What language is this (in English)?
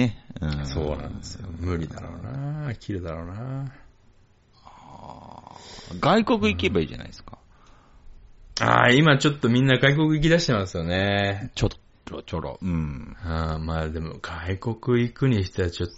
Japanese